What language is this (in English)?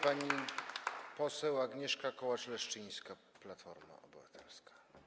Polish